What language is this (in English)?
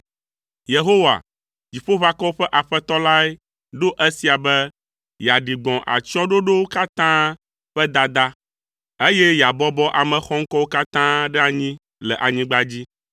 Ewe